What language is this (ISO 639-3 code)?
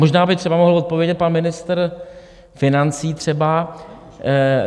ces